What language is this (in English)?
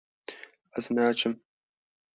Kurdish